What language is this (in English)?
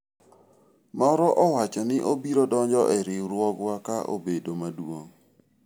Luo (Kenya and Tanzania)